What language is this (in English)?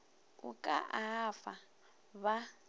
Northern Sotho